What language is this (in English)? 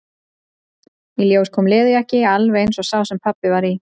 Icelandic